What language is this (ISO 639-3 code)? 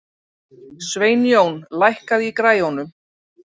isl